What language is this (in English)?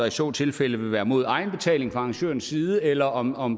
Danish